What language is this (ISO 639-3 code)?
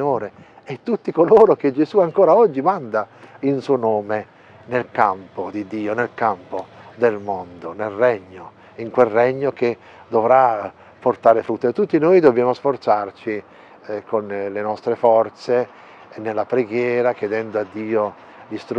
ita